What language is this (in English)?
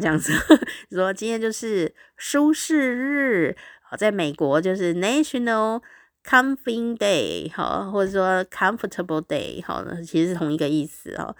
Chinese